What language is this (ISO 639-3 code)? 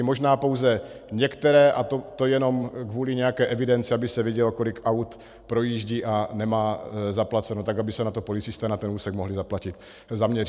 ces